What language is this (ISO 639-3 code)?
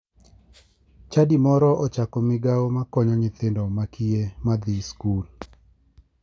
luo